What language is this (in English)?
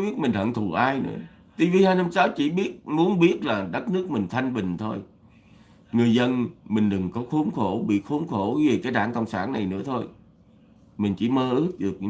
Vietnamese